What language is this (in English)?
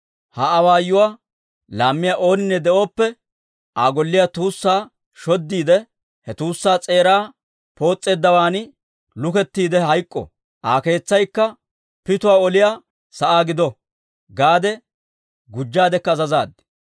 Dawro